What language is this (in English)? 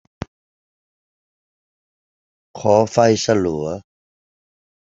Thai